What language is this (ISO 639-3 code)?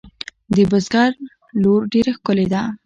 pus